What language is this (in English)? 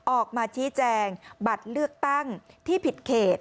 Thai